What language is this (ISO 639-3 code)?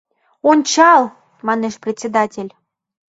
chm